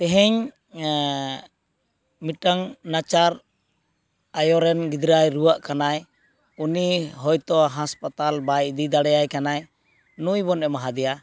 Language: Santali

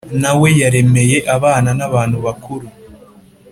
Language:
Kinyarwanda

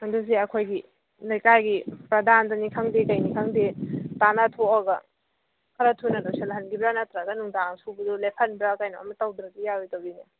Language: Manipuri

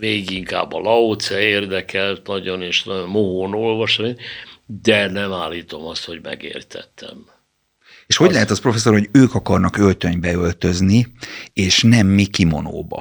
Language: Hungarian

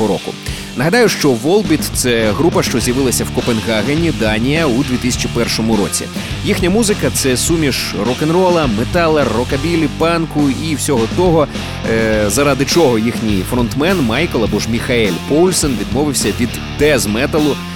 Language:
Ukrainian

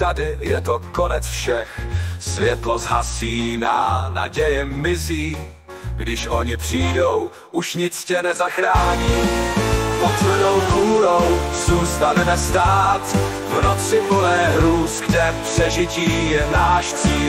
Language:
Czech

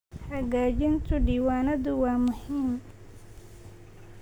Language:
Somali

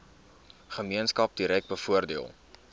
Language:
Afrikaans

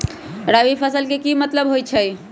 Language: Magahi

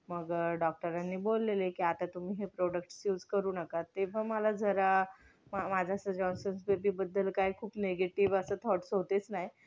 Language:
Marathi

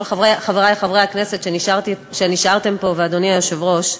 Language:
Hebrew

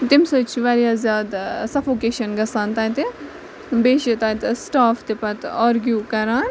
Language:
Kashmiri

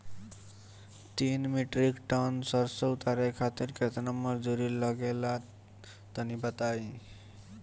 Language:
Bhojpuri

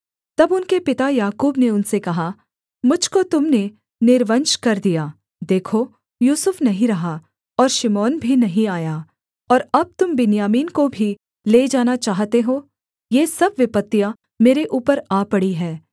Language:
Hindi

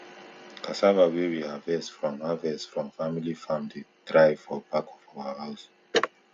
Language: Nigerian Pidgin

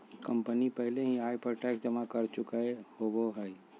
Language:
Magahi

